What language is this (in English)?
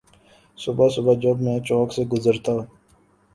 Urdu